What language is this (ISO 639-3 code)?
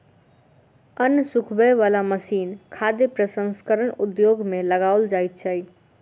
mai